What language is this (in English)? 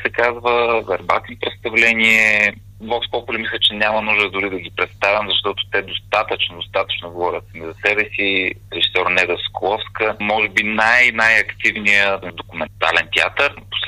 Bulgarian